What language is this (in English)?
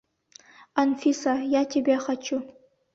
Bashkir